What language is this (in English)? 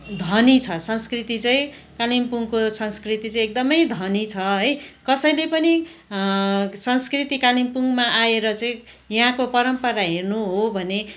Nepali